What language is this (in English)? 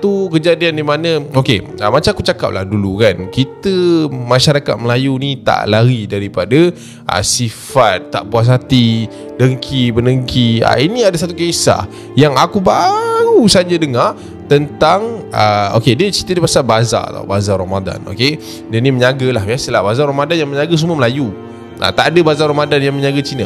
Malay